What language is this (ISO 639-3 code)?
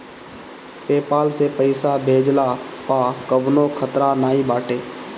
bho